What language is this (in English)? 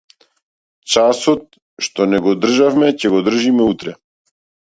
Macedonian